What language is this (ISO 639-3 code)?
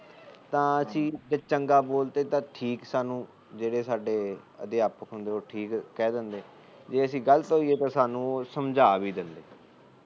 pan